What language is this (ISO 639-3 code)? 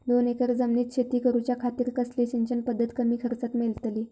mar